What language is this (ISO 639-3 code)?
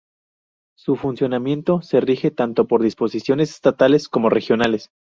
spa